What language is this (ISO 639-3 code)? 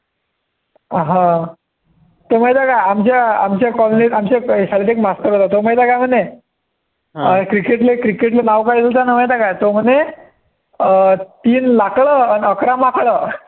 mar